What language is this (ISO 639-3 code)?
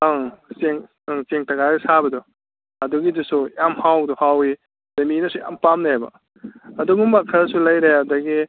mni